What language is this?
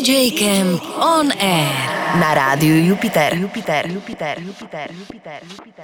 Slovak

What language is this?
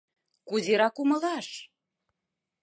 Mari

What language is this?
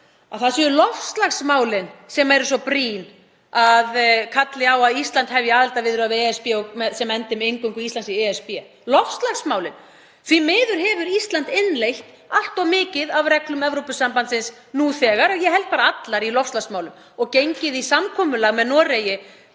Icelandic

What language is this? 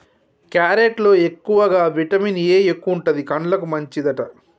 Telugu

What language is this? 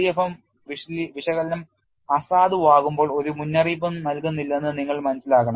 Malayalam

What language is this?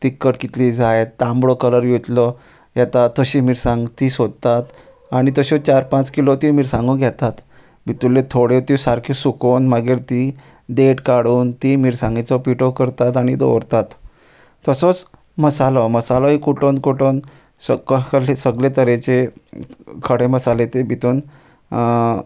Konkani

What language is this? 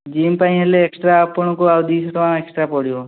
Odia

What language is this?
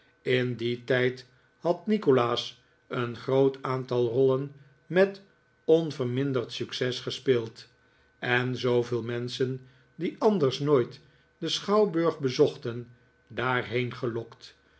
Dutch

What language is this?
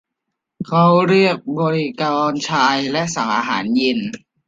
Thai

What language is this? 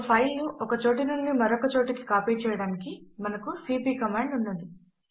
Telugu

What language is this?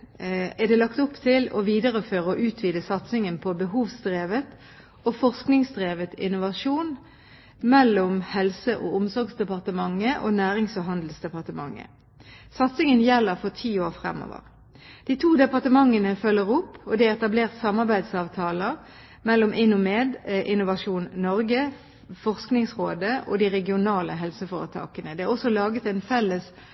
Norwegian Bokmål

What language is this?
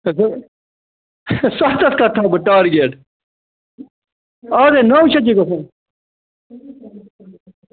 Kashmiri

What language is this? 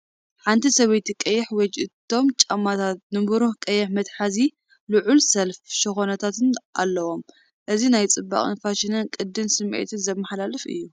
Tigrinya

